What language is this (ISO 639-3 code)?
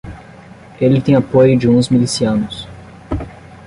por